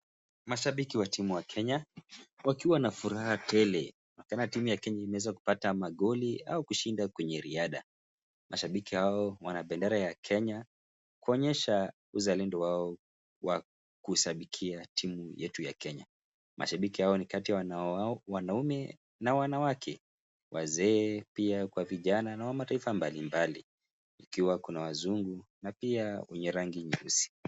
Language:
Swahili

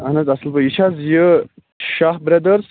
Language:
Kashmiri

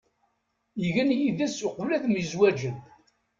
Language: Kabyle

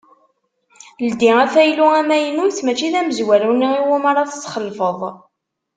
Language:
Kabyle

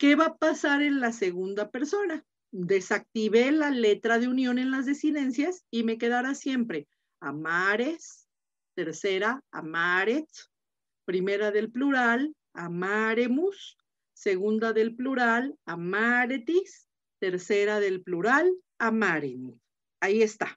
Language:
Spanish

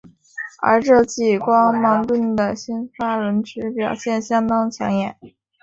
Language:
Chinese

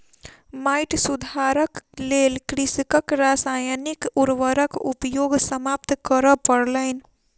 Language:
Maithili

